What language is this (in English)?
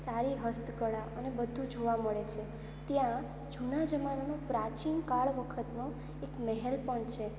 Gujarati